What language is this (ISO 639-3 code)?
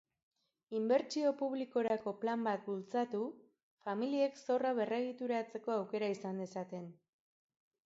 eus